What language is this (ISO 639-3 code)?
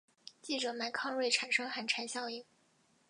zho